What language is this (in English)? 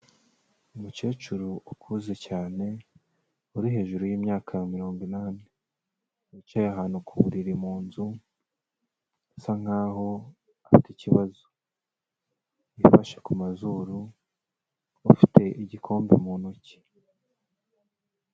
Kinyarwanda